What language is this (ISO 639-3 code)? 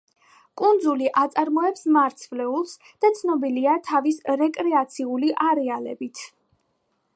kat